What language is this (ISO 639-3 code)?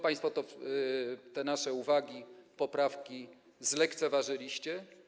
pol